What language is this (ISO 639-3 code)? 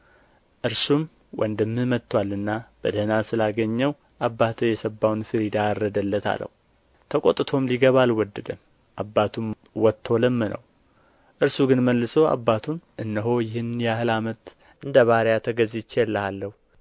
amh